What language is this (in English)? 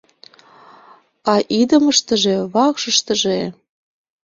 Mari